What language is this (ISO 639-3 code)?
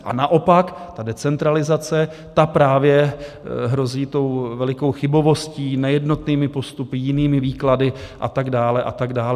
ces